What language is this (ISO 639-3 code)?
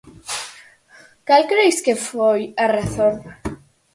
glg